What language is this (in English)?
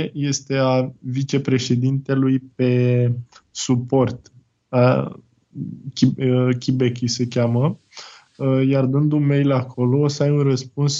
Romanian